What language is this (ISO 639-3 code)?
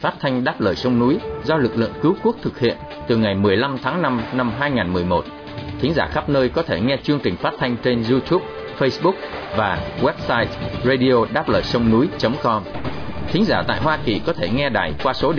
vie